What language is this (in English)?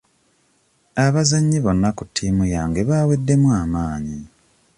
Ganda